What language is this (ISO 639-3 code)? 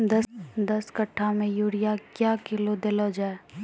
mai